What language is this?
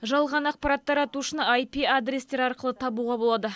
Kazakh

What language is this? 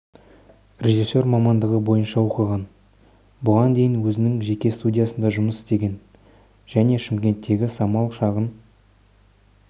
Kazakh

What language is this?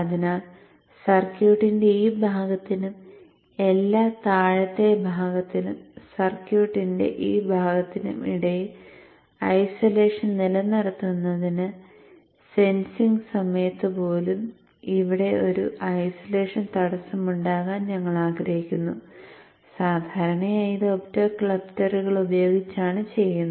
Malayalam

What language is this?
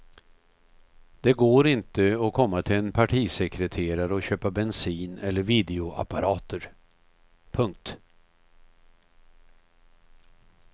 Swedish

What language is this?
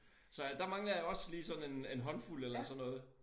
Danish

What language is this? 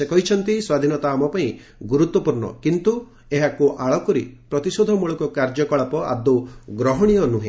Odia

